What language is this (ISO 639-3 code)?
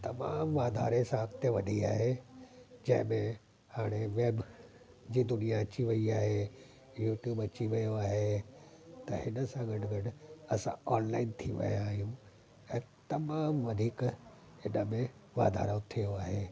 snd